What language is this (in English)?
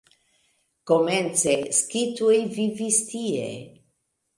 Esperanto